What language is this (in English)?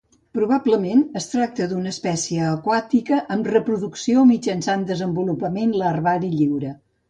Catalan